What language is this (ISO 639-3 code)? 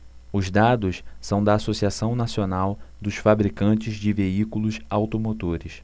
por